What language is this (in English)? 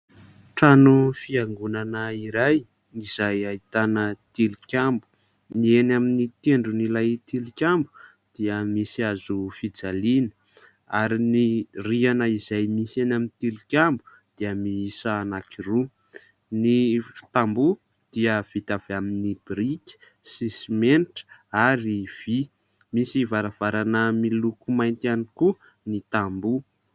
Malagasy